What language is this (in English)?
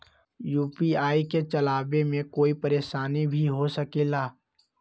Magahi